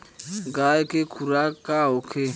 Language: Bhojpuri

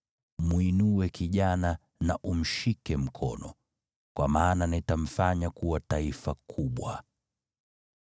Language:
Swahili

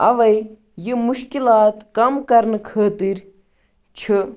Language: Kashmiri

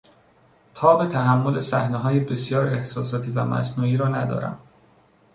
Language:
Persian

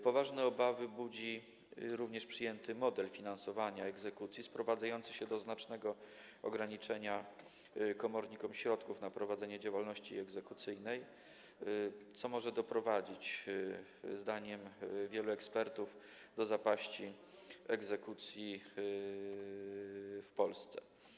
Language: Polish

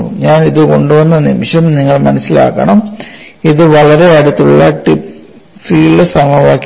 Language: Malayalam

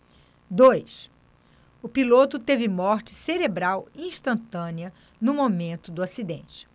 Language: Portuguese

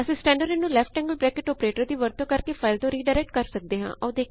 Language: Punjabi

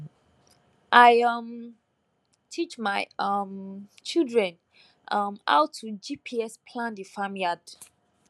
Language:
Nigerian Pidgin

